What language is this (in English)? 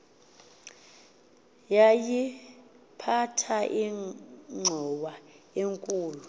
Xhosa